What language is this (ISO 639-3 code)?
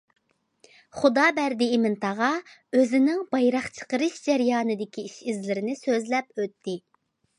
uig